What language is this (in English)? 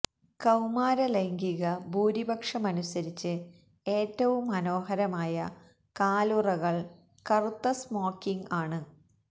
Malayalam